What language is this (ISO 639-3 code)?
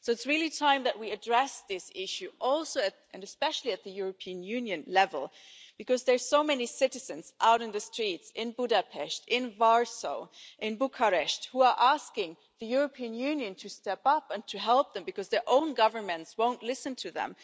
eng